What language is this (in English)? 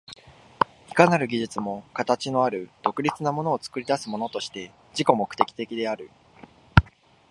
Japanese